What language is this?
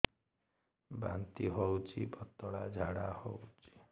Odia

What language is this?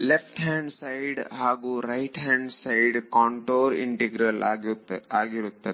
Kannada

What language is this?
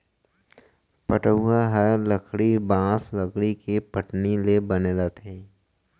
Chhattisgarhi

